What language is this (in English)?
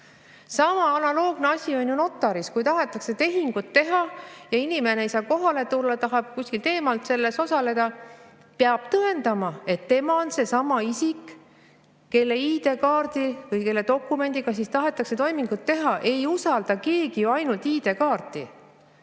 Estonian